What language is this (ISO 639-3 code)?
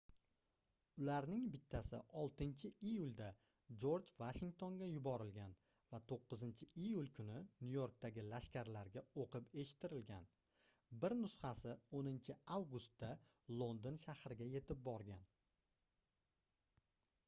uzb